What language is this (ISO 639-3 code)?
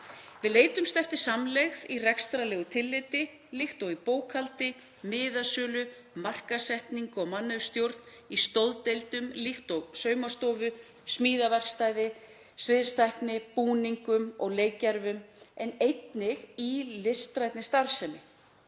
isl